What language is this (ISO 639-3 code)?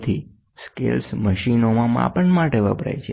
guj